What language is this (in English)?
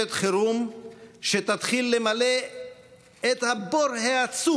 Hebrew